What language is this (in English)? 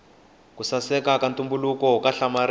Tsonga